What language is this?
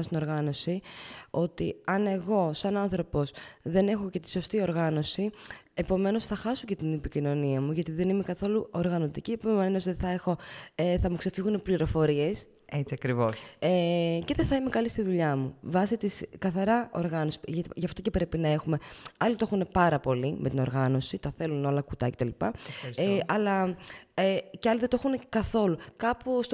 Greek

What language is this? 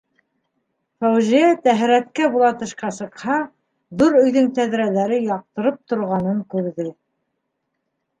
Bashkir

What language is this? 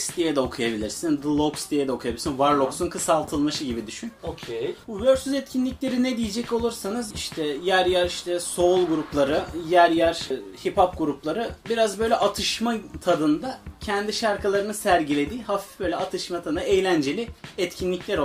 Turkish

